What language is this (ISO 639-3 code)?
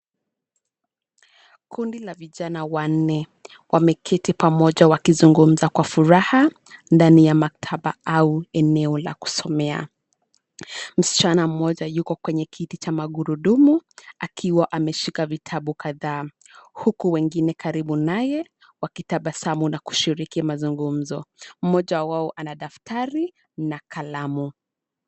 swa